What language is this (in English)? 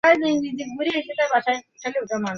Bangla